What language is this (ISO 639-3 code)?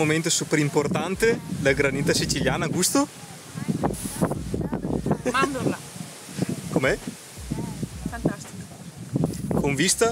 ita